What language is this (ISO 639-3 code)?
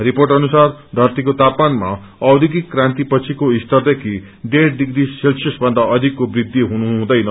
nep